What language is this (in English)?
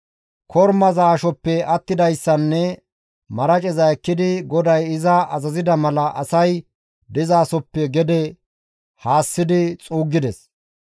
Gamo